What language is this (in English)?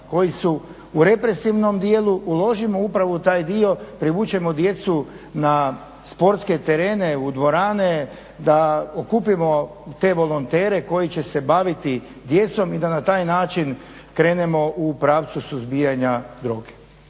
Croatian